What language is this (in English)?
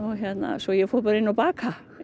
Icelandic